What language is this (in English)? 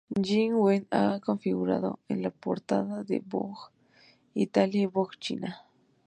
Spanish